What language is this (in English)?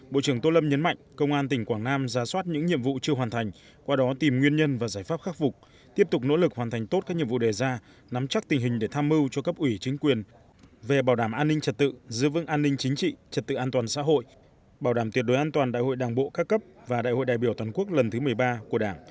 Vietnamese